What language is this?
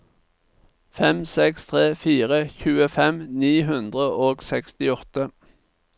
Norwegian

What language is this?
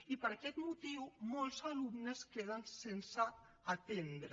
Catalan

